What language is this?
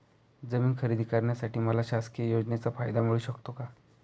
Marathi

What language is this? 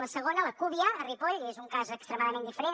Catalan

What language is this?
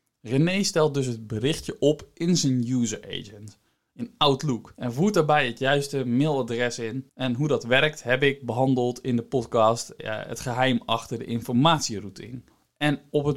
Dutch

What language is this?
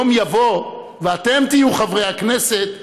Hebrew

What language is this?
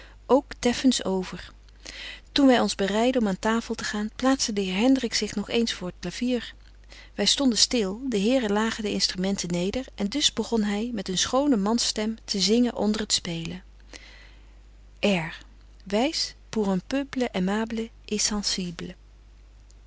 Dutch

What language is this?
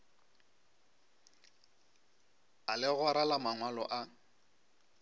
Northern Sotho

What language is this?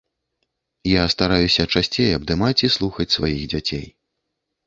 Belarusian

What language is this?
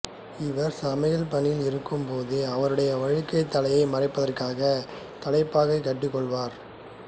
Tamil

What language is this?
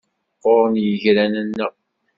Kabyle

